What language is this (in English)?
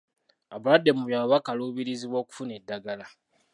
Ganda